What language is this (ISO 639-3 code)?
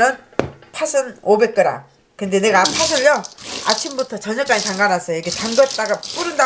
kor